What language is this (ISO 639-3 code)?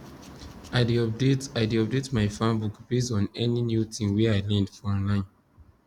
pcm